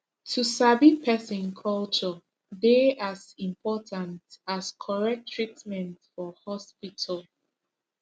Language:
Nigerian Pidgin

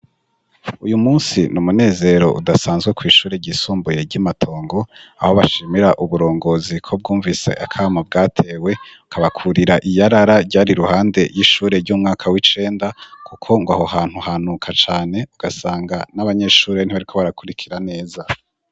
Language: Rundi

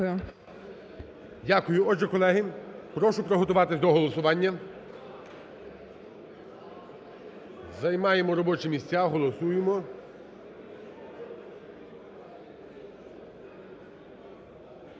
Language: Ukrainian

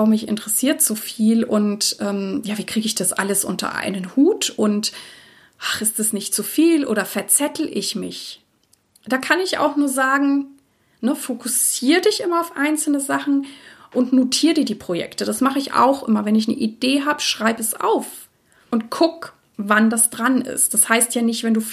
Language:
German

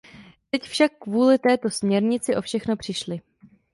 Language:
Czech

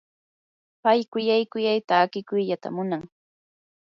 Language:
Yanahuanca Pasco Quechua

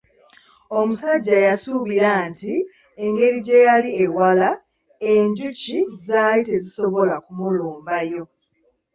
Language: Ganda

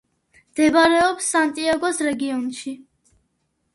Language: Georgian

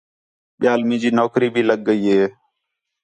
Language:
Khetrani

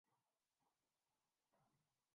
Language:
Urdu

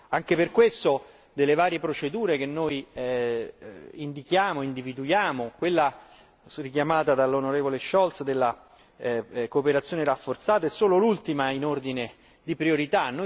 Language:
Italian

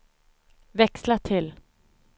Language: Swedish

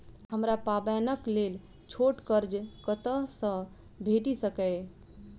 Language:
Maithili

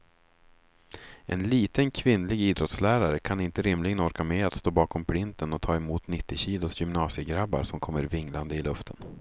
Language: Swedish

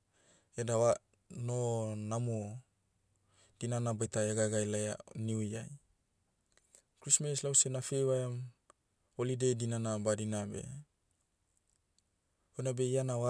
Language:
Motu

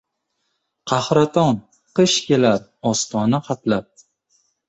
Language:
Uzbek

